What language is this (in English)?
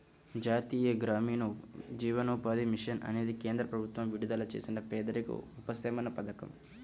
Telugu